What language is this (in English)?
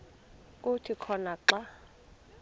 Xhosa